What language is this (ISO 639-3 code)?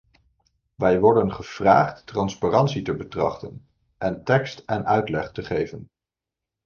nld